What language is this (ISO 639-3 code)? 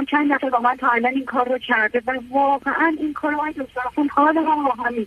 fas